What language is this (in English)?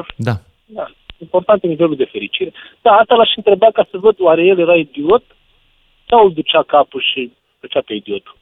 Romanian